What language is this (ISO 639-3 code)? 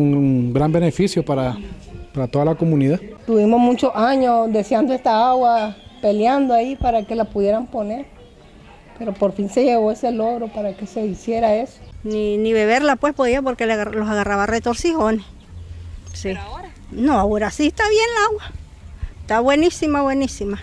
spa